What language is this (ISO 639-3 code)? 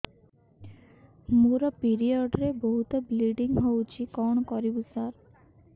ori